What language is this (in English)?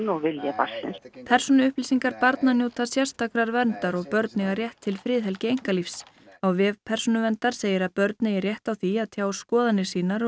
Icelandic